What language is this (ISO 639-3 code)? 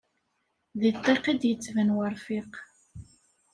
kab